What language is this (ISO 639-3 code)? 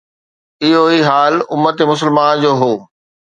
snd